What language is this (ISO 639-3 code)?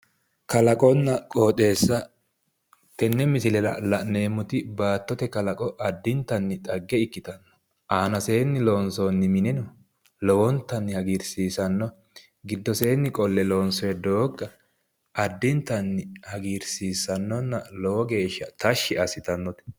sid